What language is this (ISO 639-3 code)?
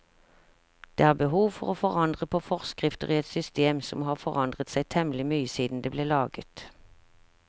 nor